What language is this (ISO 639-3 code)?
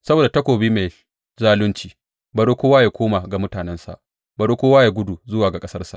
hau